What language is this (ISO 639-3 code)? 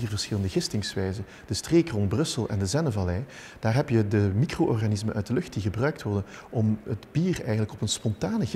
nld